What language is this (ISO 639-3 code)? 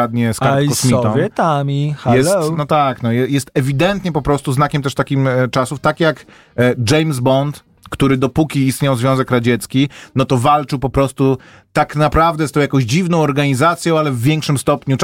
pol